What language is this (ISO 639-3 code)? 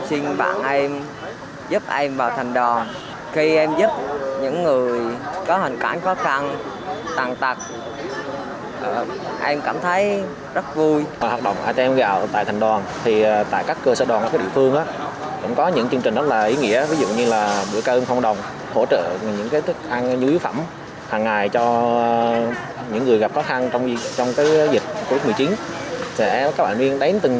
vie